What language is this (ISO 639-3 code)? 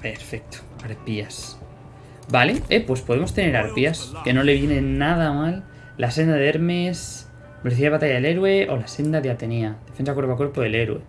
spa